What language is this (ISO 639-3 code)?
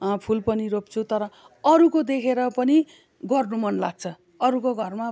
nep